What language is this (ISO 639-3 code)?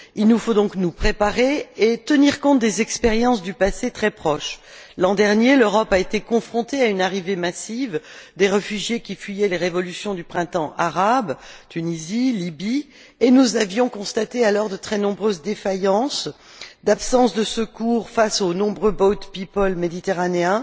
fra